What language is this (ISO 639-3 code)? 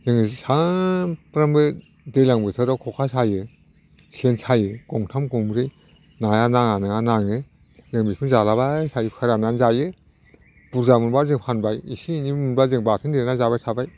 brx